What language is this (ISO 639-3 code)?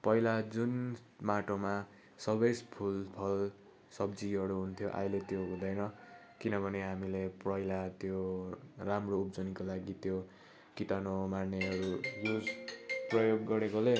nep